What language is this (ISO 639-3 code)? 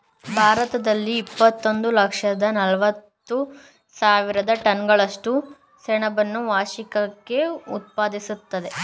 kan